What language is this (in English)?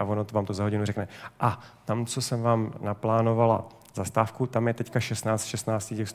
Czech